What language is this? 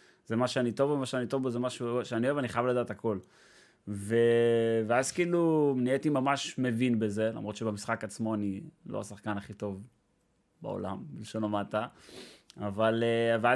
Hebrew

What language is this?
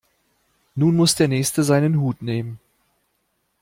German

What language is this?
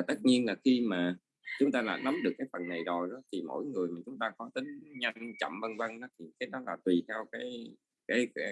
Vietnamese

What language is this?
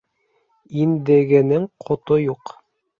Bashkir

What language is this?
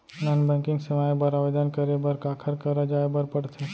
Chhattisgarhi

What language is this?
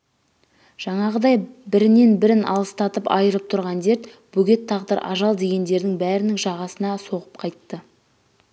Kazakh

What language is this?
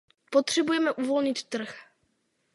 Czech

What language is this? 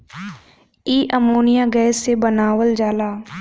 Bhojpuri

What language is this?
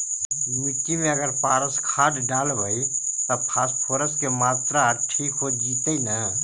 Magahi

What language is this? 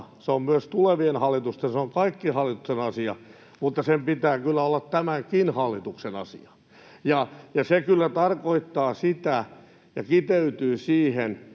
Finnish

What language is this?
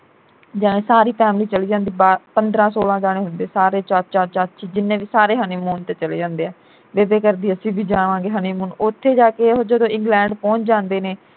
Punjabi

